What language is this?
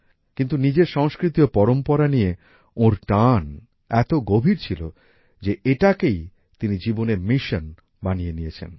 Bangla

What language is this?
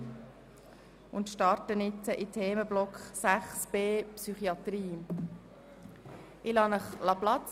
Swiss German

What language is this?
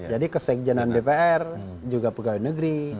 Indonesian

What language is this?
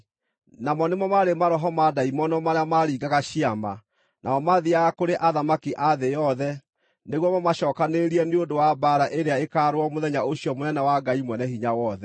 Kikuyu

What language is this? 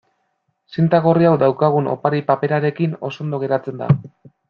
Basque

